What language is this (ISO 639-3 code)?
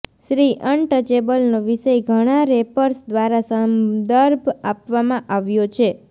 guj